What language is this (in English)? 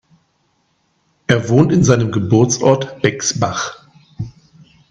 German